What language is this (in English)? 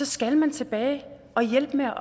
Danish